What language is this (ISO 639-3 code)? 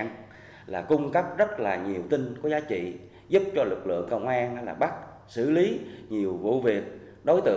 vie